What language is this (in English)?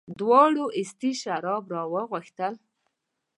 Pashto